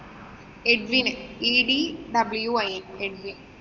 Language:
Malayalam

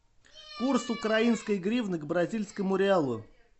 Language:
Russian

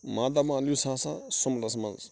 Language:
Kashmiri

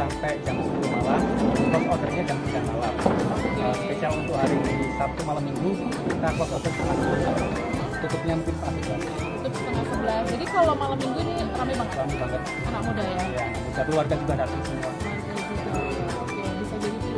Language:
Indonesian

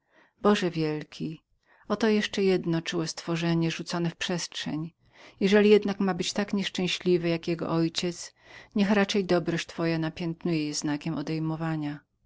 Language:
Polish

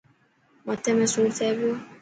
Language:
Dhatki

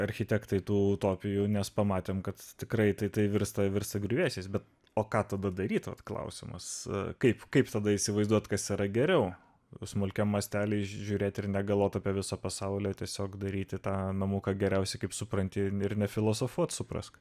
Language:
Lithuanian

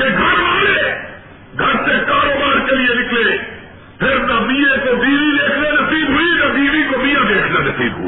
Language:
Urdu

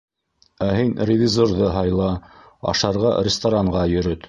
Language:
Bashkir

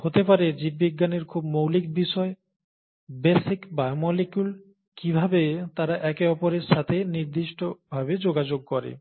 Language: Bangla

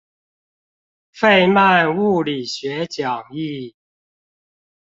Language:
Chinese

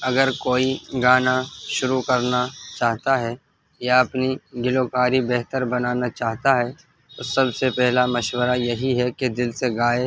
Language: Urdu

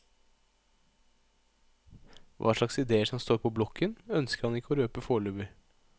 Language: Norwegian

